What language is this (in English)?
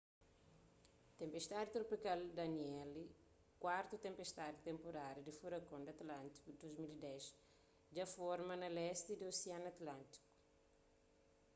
Kabuverdianu